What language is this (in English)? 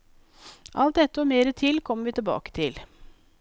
Norwegian